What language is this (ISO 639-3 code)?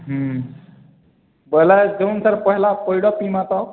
ori